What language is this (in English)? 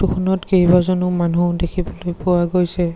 Assamese